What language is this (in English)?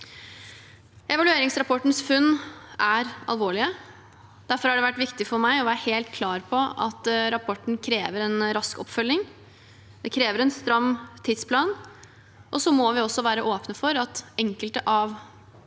Norwegian